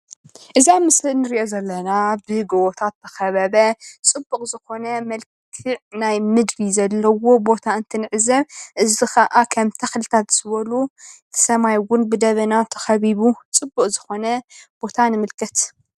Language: Tigrinya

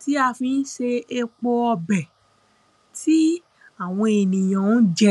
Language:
Yoruba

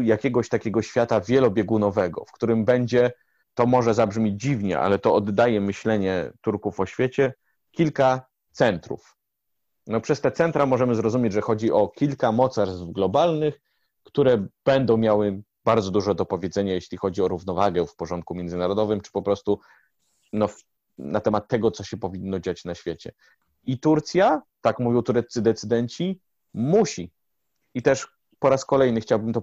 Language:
Polish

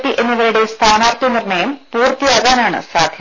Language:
Malayalam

